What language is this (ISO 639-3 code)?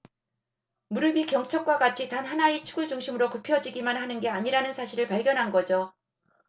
kor